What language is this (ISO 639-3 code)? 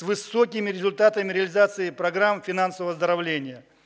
rus